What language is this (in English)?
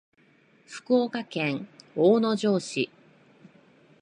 Japanese